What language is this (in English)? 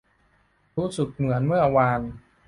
Thai